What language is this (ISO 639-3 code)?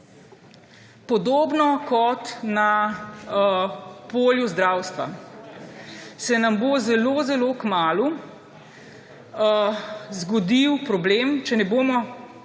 slv